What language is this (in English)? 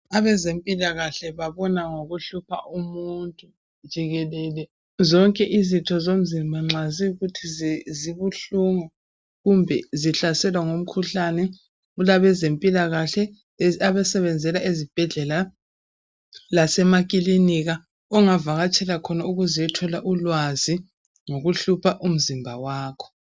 North Ndebele